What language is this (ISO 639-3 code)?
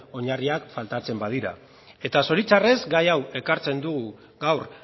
eus